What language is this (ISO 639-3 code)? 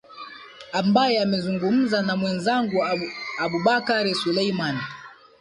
swa